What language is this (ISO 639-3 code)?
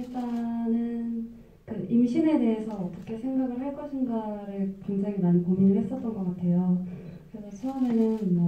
kor